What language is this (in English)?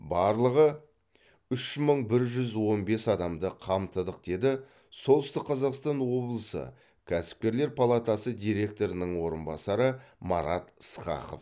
Kazakh